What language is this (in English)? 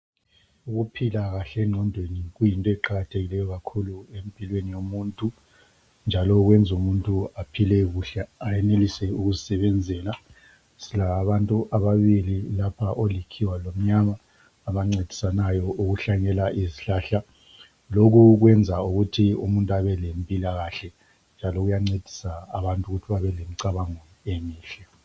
North Ndebele